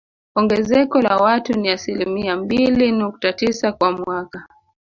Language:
Swahili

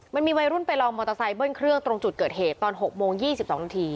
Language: Thai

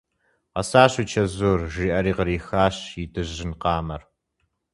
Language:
Kabardian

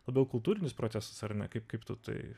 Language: Lithuanian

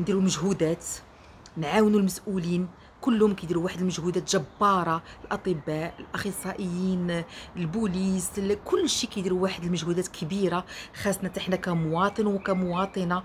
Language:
Arabic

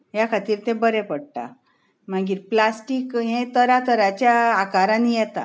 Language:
Konkani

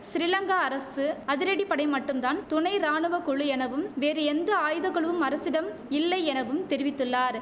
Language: Tamil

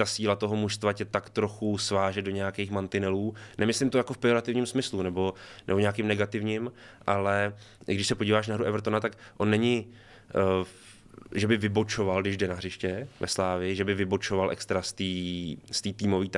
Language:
Czech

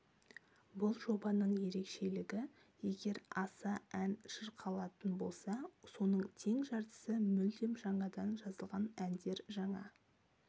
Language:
Kazakh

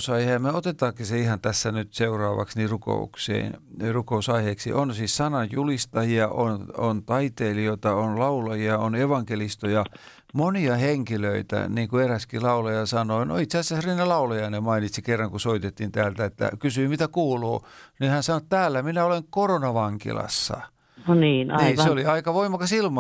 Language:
Finnish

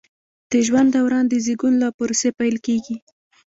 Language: Pashto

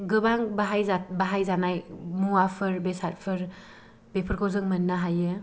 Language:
Bodo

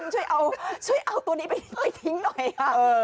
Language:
Thai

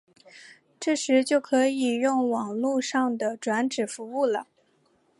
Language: Chinese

